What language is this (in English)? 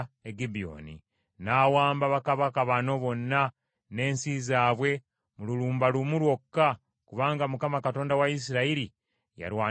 Ganda